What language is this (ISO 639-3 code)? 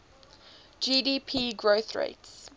eng